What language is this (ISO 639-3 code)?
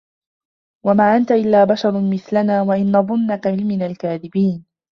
ara